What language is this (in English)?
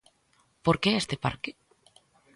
Galician